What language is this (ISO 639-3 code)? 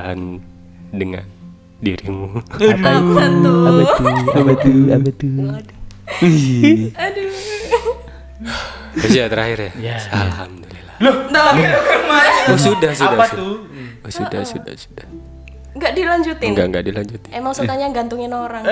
ind